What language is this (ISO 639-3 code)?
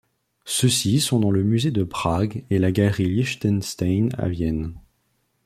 fra